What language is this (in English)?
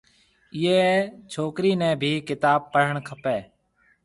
Marwari (Pakistan)